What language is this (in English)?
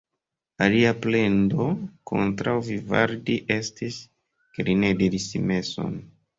Esperanto